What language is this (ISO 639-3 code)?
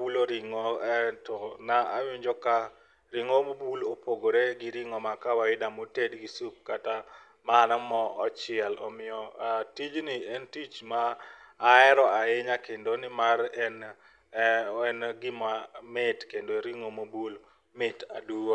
luo